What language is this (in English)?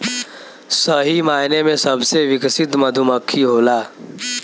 Bhojpuri